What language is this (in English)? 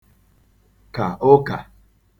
Igbo